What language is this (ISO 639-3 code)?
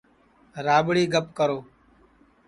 ssi